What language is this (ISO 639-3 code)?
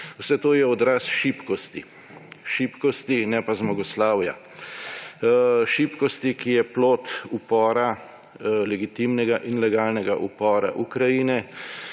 slv